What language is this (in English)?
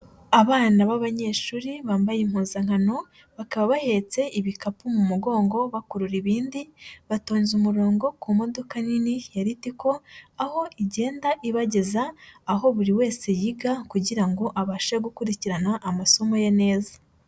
Kinyarwanda